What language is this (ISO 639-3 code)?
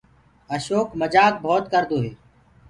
ggg